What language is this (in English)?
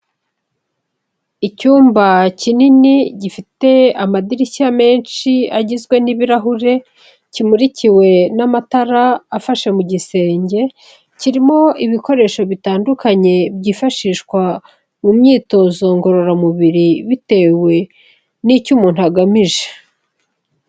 Kinyarwanda